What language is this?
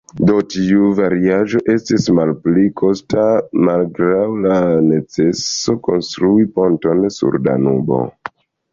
Esperanto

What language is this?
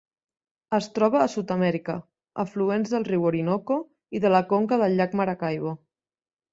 Catalan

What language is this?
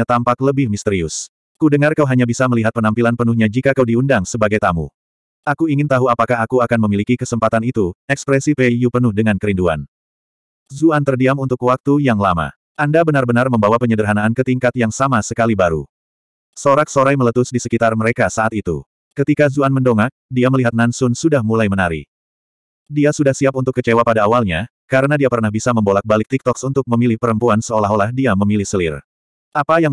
Indonesian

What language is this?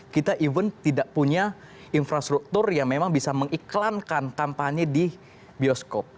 Indonesian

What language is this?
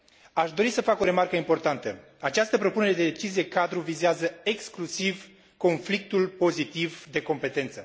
Romanian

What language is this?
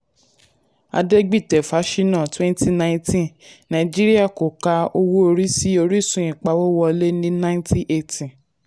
Yoruba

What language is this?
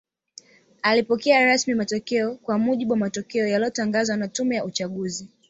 Swahili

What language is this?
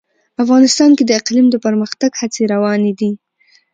Pashto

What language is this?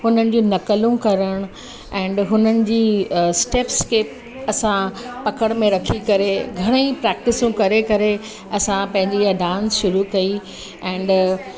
Sindhi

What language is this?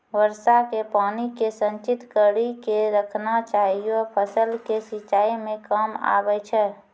Maithili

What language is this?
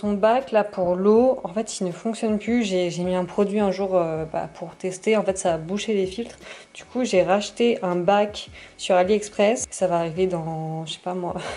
French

